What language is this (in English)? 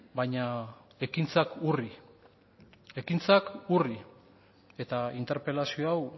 Basque